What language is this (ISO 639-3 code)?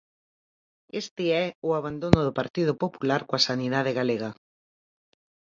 glg